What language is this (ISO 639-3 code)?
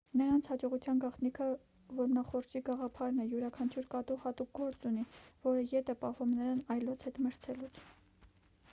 hye